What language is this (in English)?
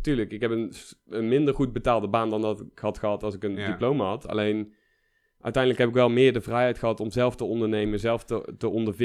Dutch